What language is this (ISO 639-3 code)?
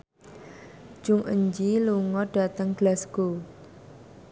jav